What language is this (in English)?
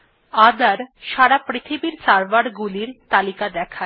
Bangla